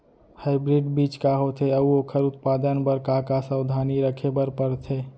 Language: Chhattisgarhi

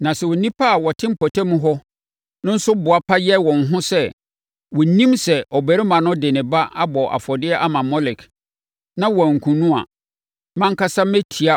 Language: Akan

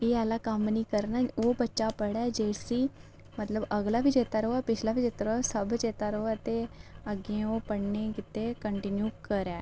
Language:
Dogri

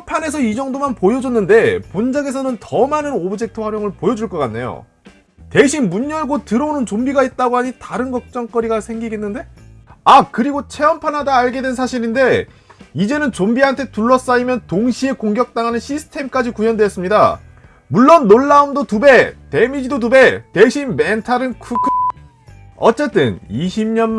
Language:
Korean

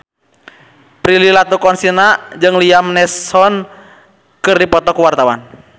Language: Sundanese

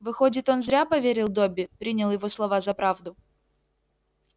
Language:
Russian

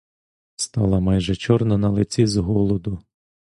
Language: Ukrainian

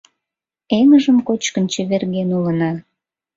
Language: Mari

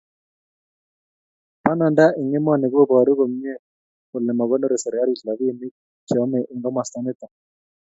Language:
Kalenjin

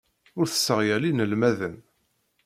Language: Kabyle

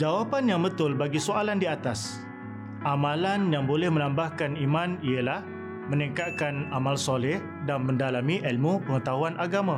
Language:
Malay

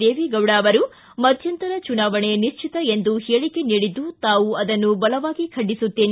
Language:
Kannada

